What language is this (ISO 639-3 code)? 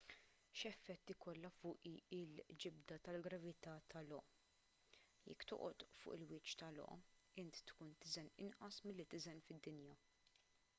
mlt